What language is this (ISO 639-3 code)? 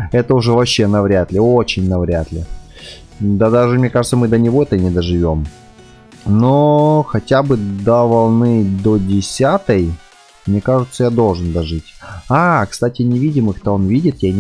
rus